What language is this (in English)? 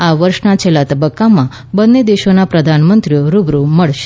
Gujarati